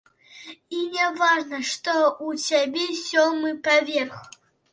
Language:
Belarusian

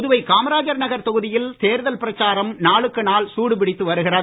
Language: Tamil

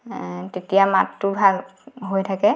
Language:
Assamese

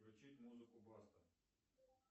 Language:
Russian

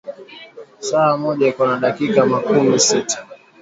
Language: Swahili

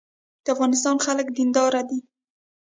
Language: Pashto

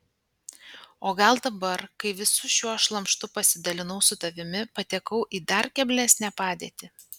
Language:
Lithuanian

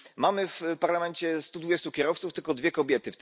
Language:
Polish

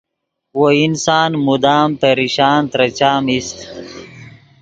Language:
Yidgha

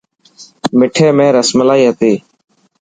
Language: Dhatki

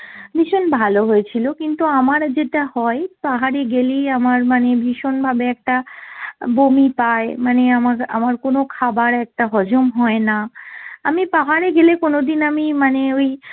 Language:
Bangla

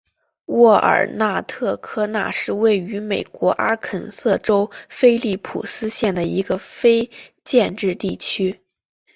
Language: Chinese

